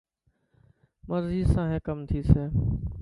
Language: Dhatki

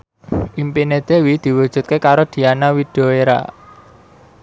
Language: Javanese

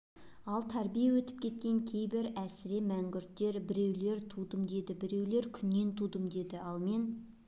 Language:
Kazakh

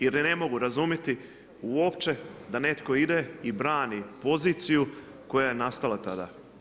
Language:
Croatian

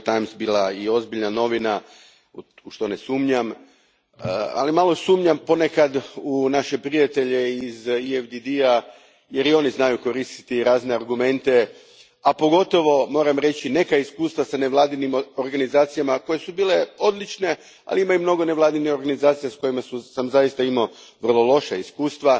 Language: Croatian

